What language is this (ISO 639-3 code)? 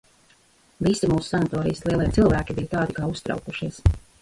lav